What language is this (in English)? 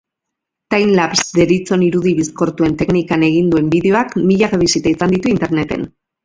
Basque